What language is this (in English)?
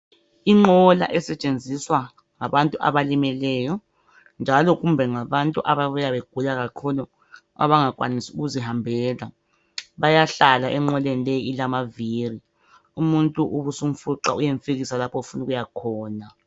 North Ndebele